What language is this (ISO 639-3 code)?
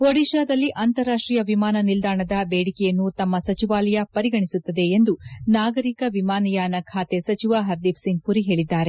kan